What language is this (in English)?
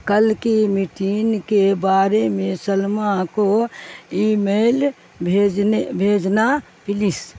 Urdu